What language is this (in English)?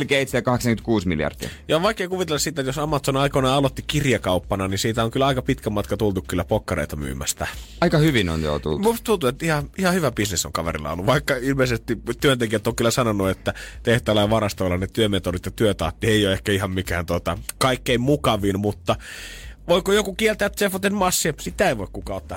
Finnish